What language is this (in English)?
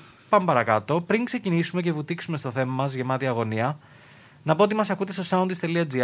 Greek